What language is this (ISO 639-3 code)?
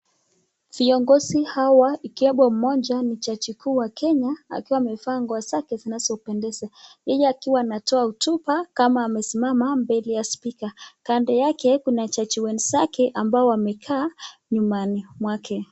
swa